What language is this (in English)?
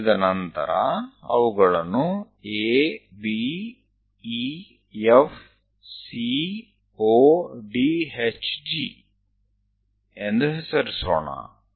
Kannada